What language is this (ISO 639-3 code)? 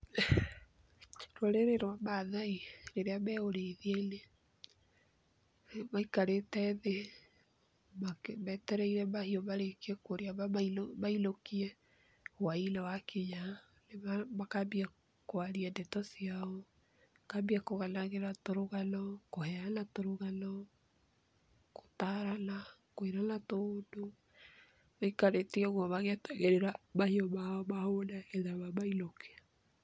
kik